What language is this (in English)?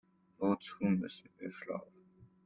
German